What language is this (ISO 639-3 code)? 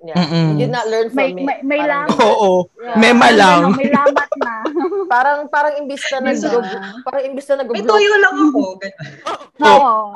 fil